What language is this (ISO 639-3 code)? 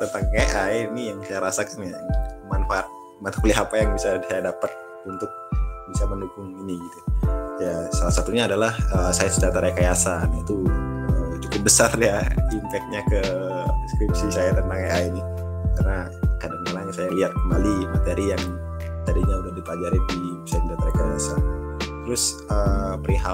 ind